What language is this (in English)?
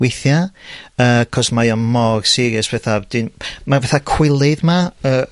Welsh